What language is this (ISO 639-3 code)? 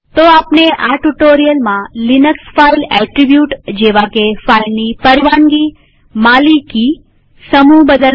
guj